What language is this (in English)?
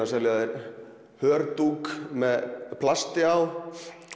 Icelandic